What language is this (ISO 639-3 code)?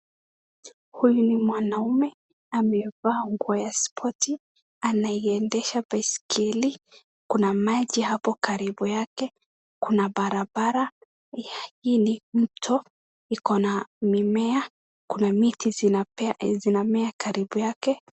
swa